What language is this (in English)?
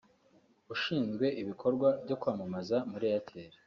Kinyarwanda